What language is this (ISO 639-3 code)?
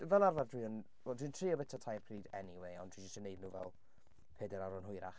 cym